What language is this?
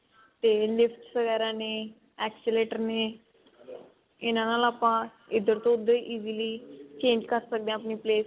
Punjabi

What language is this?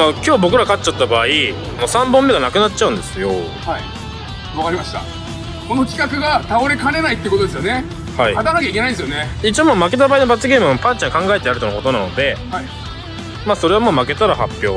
Japanese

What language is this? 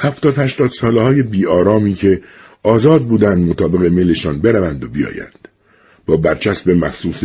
Persian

